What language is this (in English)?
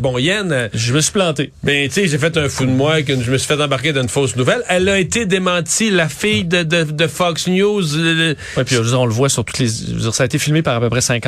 French